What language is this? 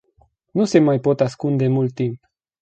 Romanian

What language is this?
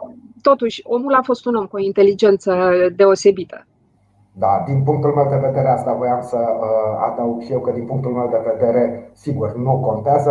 Romanian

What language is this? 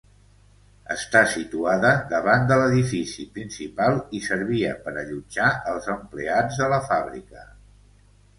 Catalan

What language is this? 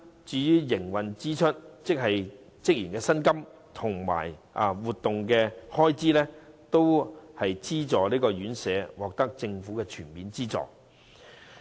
Cantonese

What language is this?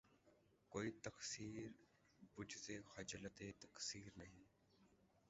Urdu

